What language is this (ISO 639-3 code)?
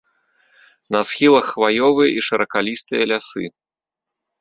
bel